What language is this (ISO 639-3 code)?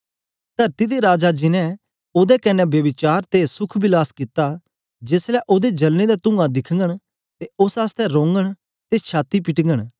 doi